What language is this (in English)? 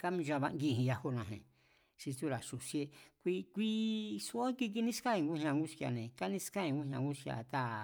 Mazatlán Mazatec